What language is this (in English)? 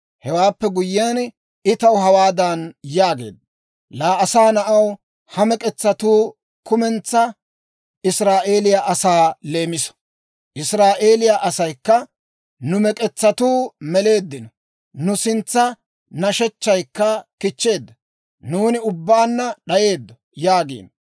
Dawro